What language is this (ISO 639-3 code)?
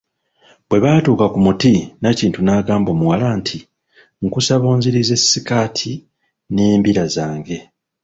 lug